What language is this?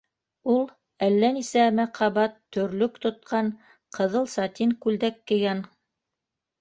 Bashkir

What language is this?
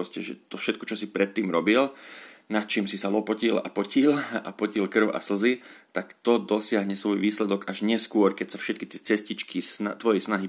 Slovak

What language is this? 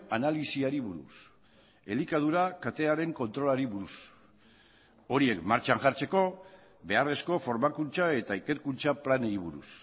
Basque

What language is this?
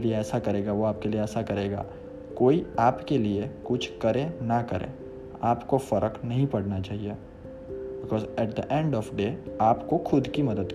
Hindi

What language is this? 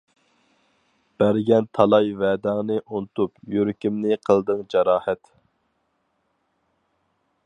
Uyghur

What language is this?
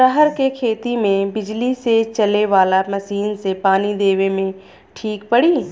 Bhojpuri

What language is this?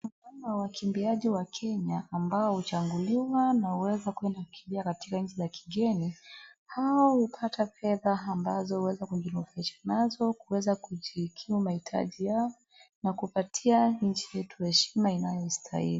Swahili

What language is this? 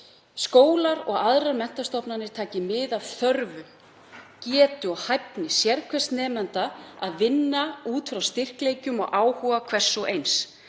Icelandic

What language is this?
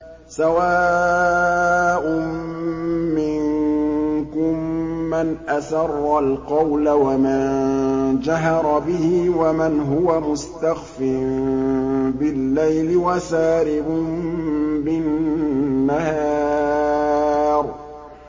Arabic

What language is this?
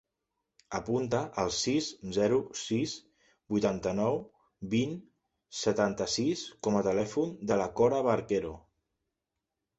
Catalan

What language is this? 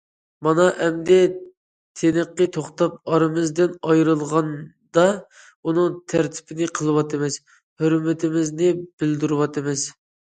Uyghur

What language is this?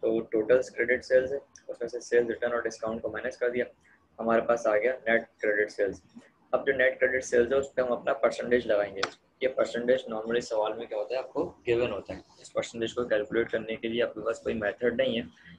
Hindi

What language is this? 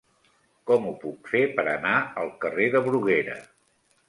Catalan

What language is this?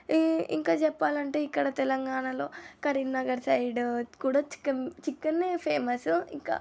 Telugu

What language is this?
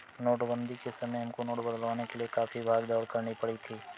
Hindi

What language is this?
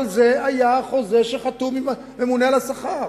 Hebrew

